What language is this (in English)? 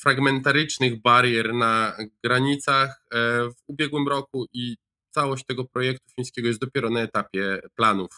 Polish